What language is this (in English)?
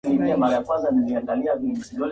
Swahili